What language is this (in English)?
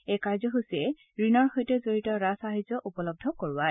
Assamese